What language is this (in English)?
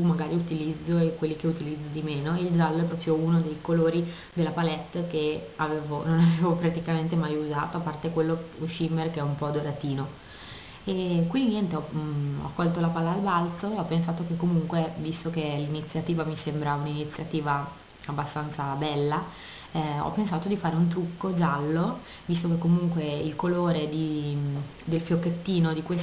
Italian